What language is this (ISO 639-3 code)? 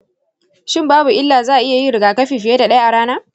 hau